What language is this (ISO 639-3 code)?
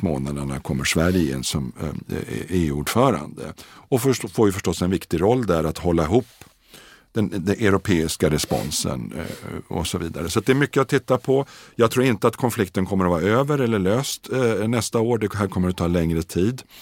swe